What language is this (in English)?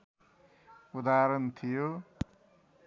Nepali